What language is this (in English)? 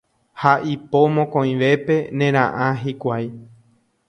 Guarani